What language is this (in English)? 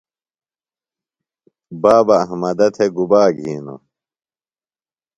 Phalura